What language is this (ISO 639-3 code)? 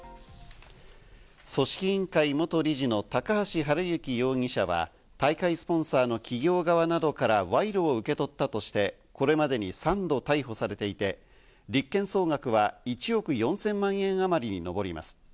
jpn